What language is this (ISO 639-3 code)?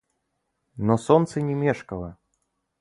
rus